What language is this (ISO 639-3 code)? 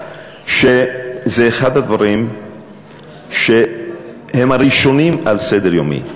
heb